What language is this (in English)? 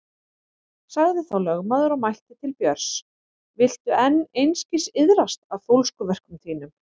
Icelandic